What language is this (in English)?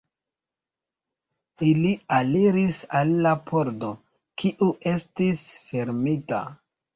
Esperanto